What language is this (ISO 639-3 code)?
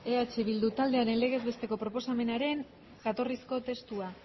eus